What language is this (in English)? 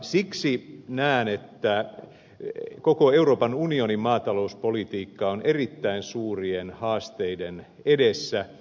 Finnish